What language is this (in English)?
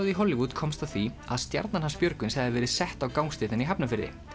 Icelandic